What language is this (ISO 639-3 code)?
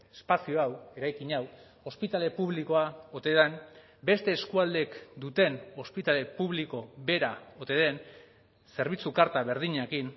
eus